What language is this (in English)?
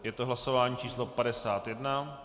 Czech